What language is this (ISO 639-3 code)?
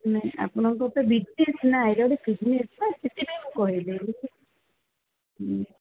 ori